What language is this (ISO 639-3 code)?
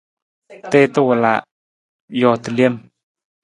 nmz